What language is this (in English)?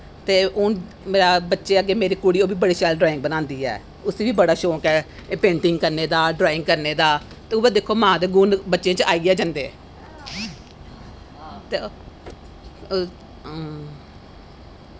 Dogri